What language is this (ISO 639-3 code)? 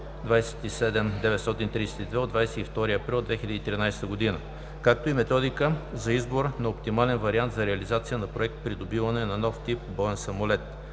bul